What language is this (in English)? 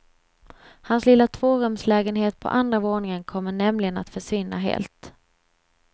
Swedish